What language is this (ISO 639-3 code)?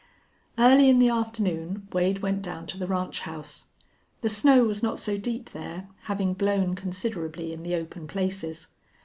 eng